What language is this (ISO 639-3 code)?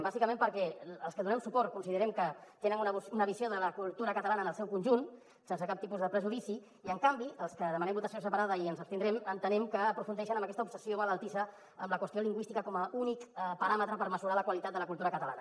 cat